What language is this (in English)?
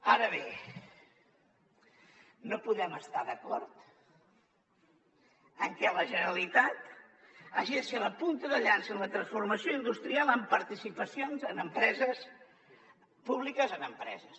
Catalan